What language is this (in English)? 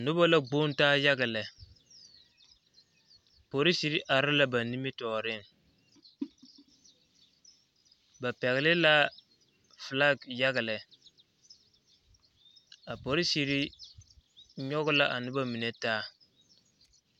Southern Dagaare